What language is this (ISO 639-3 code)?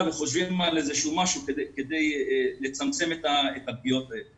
heb